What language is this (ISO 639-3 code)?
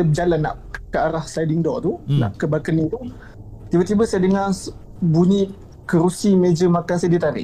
msa